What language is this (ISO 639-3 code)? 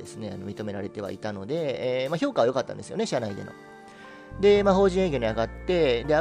jpn